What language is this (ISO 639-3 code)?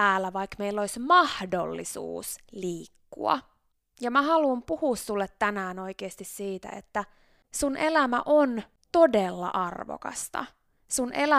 fin